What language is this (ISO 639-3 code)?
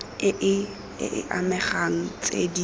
tsn